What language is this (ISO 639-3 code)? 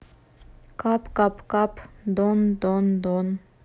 rus